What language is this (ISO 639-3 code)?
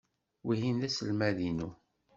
kab